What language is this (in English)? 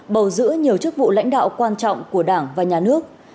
Vietnamese